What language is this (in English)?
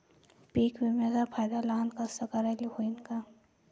Marathi